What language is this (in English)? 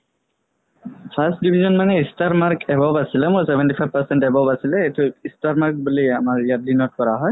Assamese